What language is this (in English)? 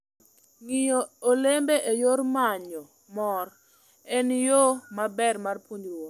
Luo (Kenya and Tanzania)